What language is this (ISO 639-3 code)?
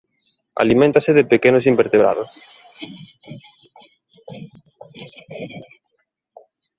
glg